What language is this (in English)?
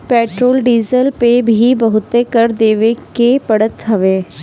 Bhojpuri